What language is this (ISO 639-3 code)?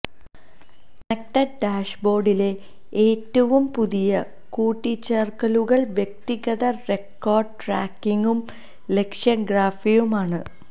mal